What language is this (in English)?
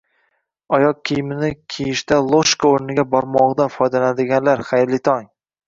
Uzbek